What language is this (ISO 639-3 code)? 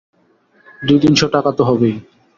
ben